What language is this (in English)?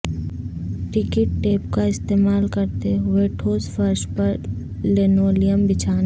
Urdu